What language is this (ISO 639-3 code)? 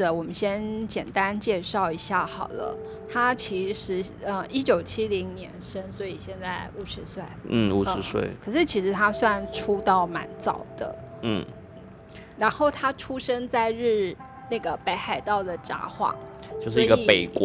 zho